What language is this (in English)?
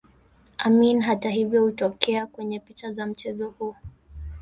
Swahili